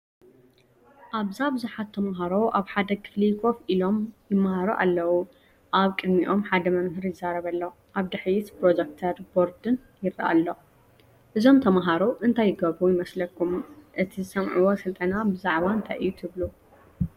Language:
Tigrinya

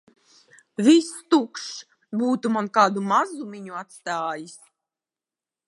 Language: Latvian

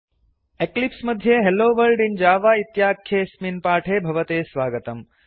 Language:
Sanskrit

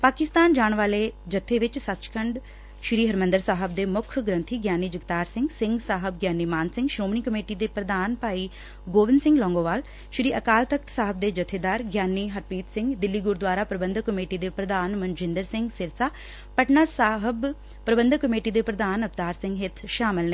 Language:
Punjabi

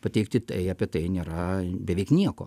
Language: Lithuanian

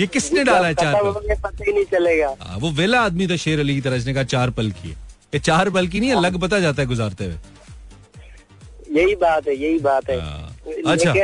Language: Hindi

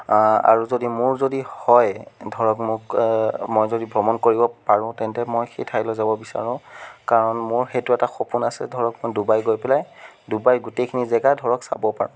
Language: Assamese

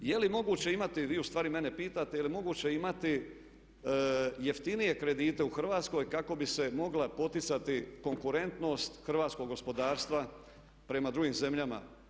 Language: Croatian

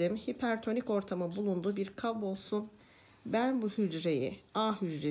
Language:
Turkish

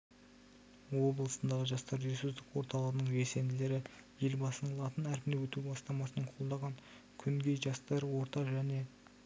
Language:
Kazakh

